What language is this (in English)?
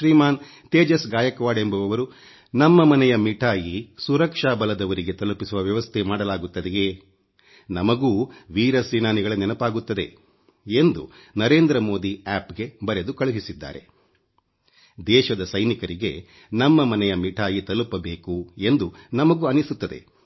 Kannada